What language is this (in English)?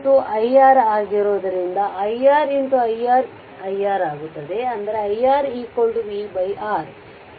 Kannada